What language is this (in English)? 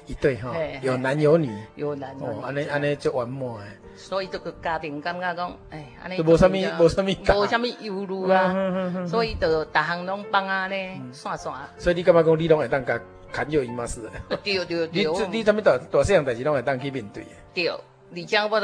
Chinese